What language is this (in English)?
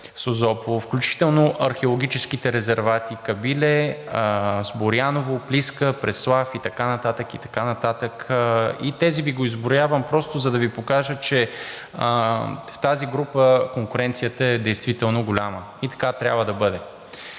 Bulgarian